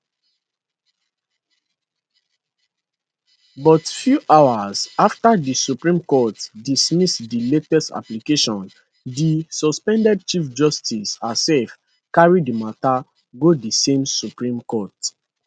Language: Nigerian Pidgin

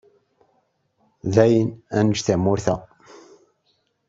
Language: Kabyle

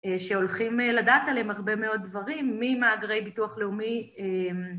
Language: Hebrew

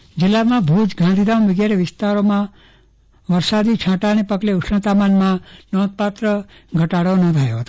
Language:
Gujarati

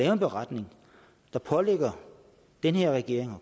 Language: Danish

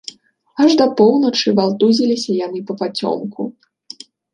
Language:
Belarusian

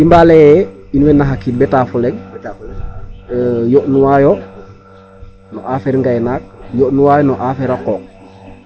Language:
Serer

